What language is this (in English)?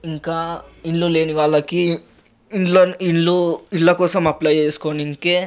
Telugu